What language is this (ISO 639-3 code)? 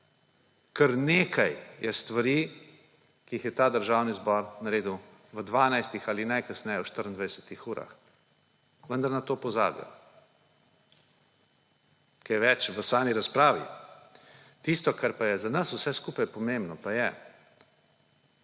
slv